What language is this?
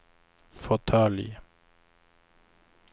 Swedish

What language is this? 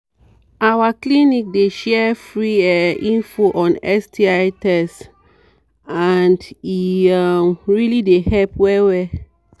Nigerian Pidgin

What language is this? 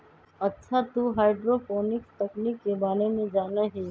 Magahi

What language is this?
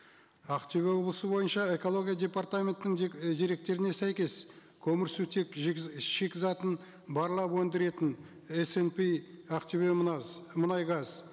Kazakh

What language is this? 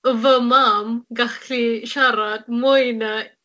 Welsh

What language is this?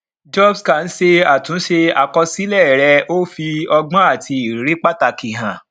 Yoruba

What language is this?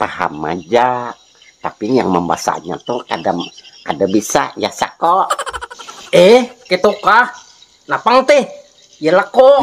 Indonesian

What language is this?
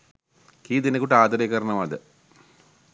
Sinhala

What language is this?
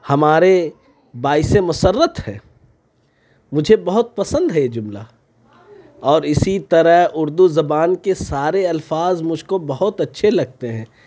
Urdu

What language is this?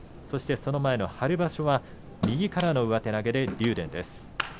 Japanese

